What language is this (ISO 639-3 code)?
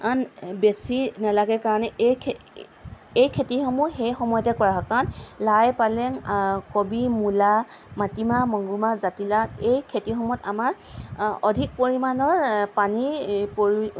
asm